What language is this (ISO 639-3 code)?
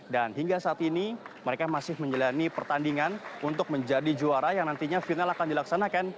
ind